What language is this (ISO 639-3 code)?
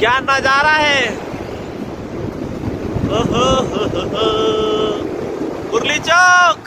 hin